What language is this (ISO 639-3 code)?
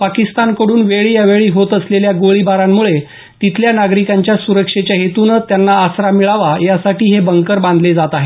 mar